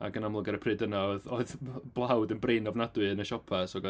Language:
Welsh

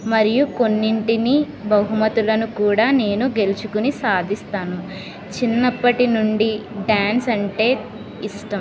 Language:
Telugu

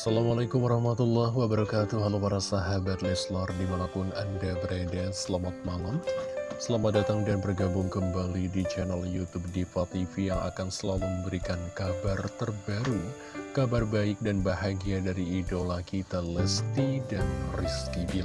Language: Indonesian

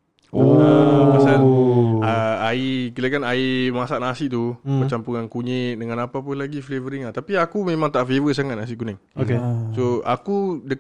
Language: Malay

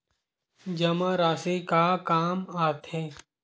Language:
Chhattisgarhi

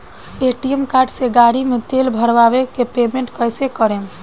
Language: Bhojpuri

